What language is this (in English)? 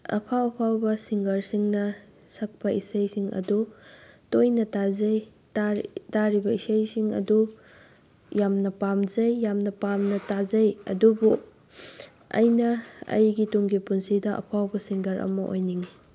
Manipuri